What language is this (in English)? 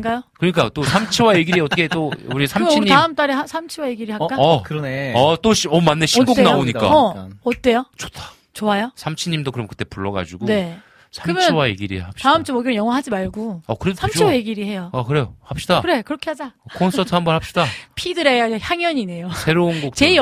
Korean